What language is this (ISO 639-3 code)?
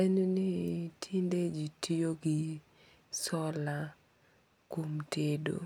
luo